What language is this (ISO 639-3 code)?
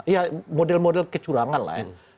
ind